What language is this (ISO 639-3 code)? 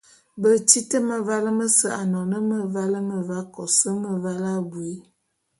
bum